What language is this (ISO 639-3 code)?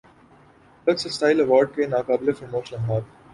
urd